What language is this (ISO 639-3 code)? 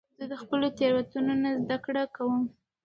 pus